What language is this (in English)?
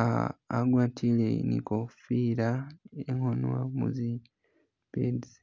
Masaaba